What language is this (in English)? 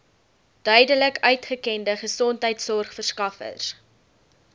Afrikaans